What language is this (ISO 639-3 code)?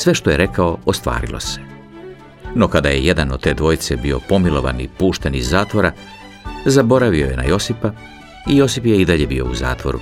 hrv